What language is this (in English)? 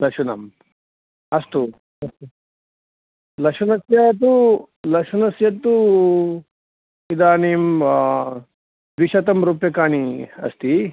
Sanskrit